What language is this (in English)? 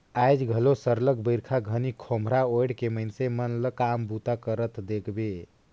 Chhattisgarhi